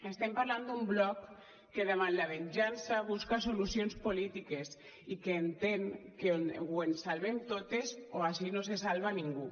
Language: Catalan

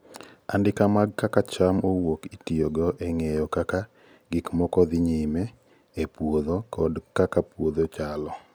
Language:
Luo (Kenya and Tanzania)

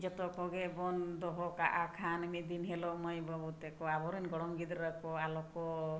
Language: Santali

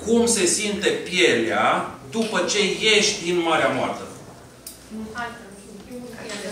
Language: Romanian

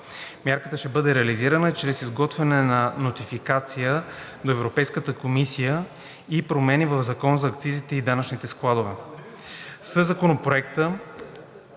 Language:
Bulgarian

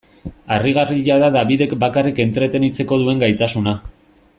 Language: Basque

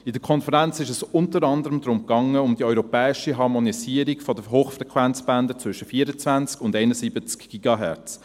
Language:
Swiss German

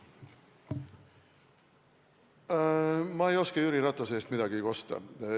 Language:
Estonian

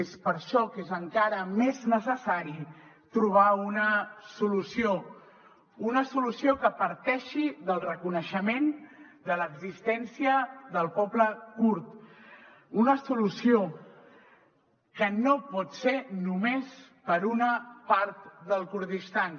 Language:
Catalan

